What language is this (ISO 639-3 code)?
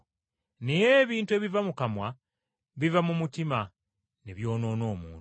lug